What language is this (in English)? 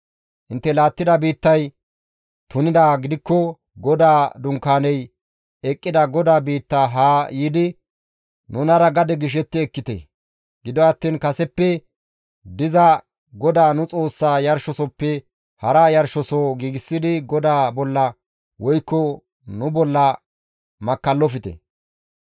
Gamo